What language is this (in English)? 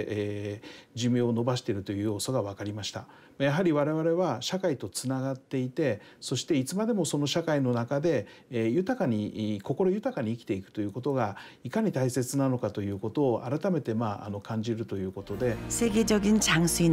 Korean